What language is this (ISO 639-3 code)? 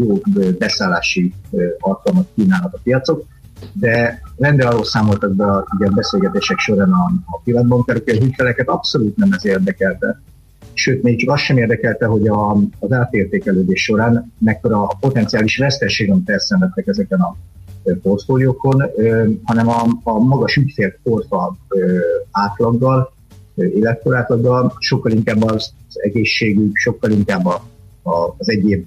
hun